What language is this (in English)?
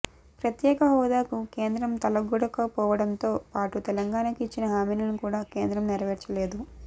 Telugu